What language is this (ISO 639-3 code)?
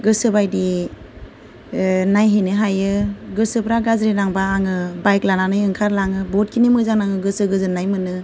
brx